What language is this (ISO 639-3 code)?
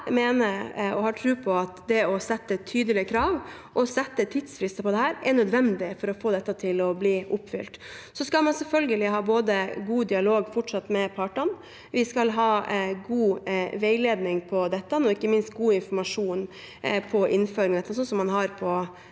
nor